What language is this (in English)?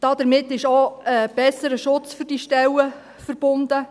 Swiss German